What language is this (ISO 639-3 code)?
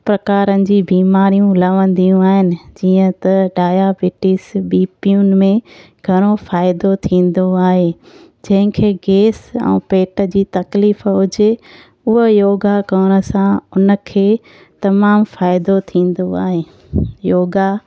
snd